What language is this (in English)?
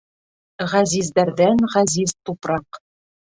Bashkir